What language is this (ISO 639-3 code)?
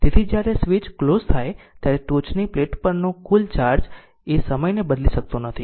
guj